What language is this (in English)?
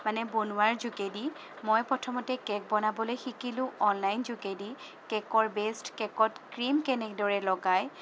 Assamese